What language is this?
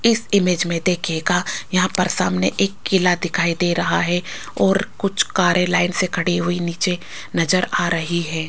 Hindi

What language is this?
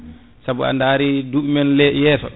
Fula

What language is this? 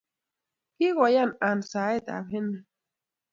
Kalenjin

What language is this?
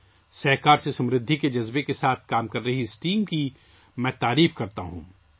Urdu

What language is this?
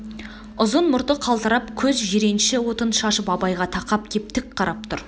Kazakh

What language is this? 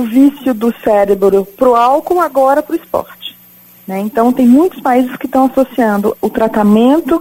Portuguese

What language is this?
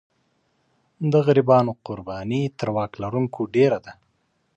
Pashto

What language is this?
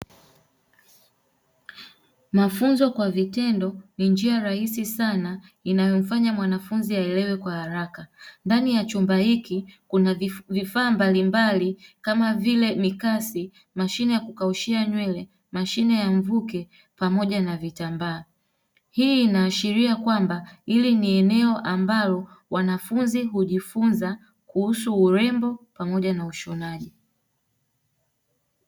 Swahili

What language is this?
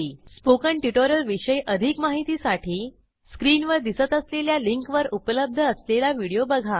Marathi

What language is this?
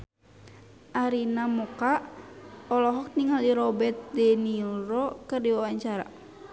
Sundanese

